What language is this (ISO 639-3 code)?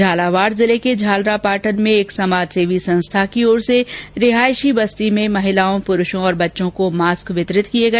hin